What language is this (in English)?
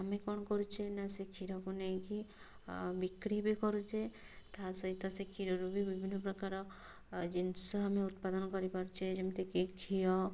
Odia